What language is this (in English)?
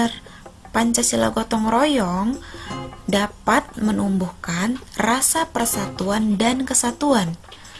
Indonesian